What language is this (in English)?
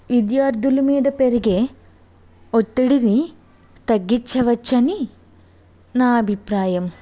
Telugu